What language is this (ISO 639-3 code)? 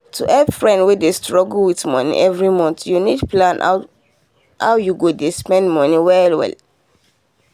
pcm